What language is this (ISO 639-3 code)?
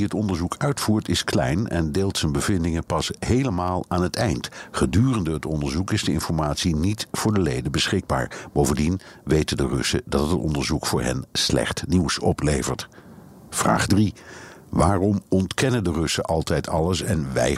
nld